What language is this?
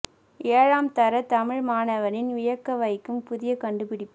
Tamil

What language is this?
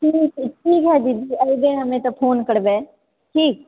Maithili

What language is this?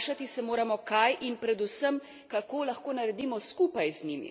Slovenian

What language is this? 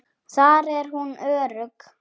Icelandic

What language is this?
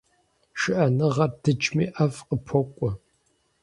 Kabardian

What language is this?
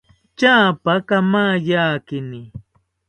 South Ucayali Ashéninka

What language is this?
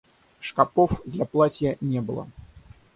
Russian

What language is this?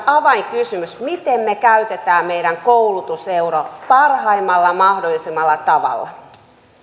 Finnish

